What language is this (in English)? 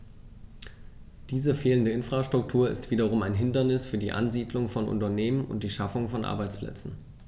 German